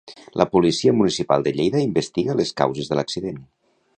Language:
Catalan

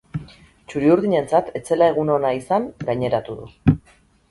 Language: Basque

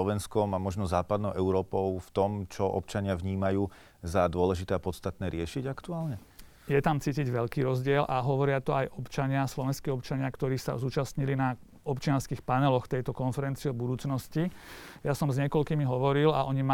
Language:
Slovak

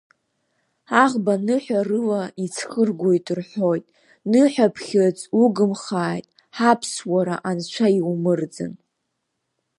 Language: Abkhazian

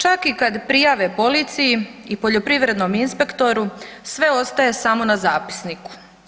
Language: Croatian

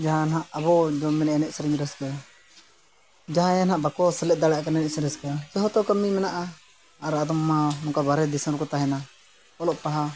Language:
Santali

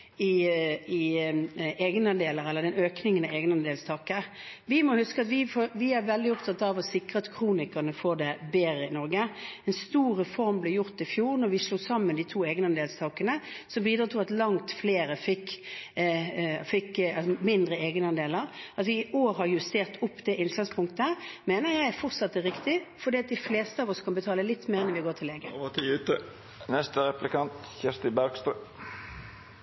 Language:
Norwegian Bokmål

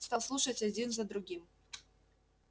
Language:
Russian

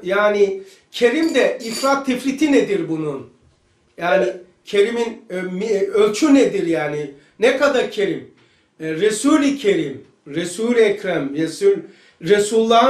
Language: Turkish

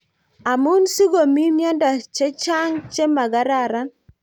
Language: Kalenjin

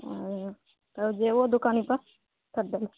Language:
Maithili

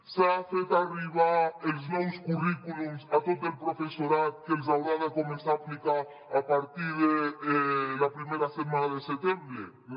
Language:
Catalan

